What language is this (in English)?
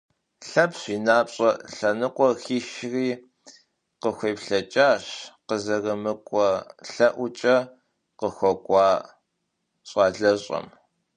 Kabardian